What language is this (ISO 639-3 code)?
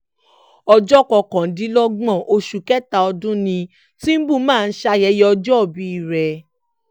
yor